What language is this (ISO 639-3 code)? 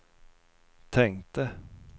swe